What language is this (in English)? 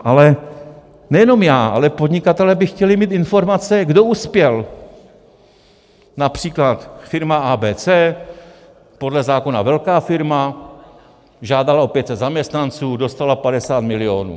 Czech